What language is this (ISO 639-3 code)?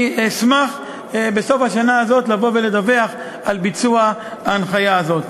heb